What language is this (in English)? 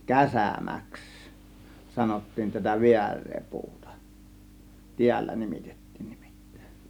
Finnish